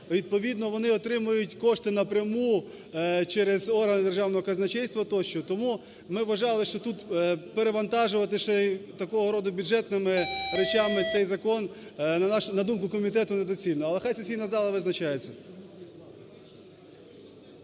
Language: Ukrainian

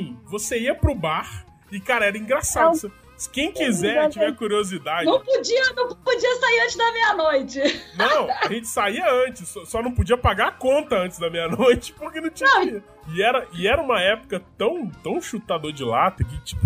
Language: Portuguese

